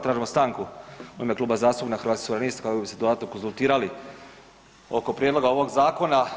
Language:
Croatian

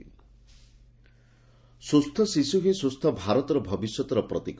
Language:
Odia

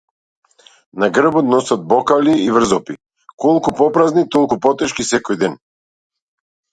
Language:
Macedonian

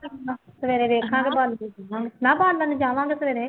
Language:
Punjabi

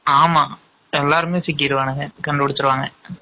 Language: Tamil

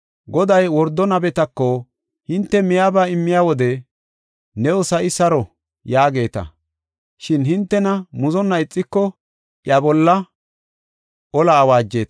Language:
Gofa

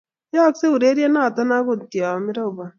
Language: Kalenjin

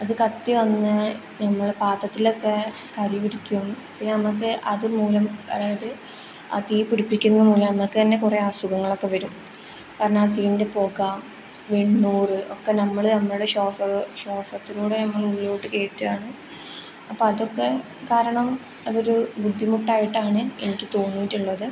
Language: Malayalam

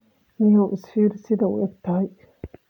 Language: Somali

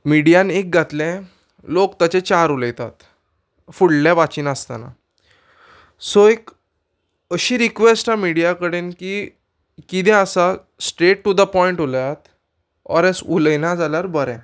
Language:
Konkani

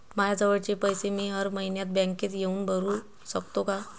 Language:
Marathi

